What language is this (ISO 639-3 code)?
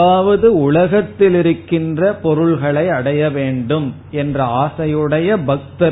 tam